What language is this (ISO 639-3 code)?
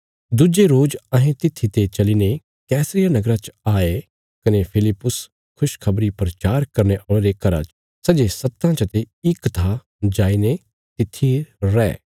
kfs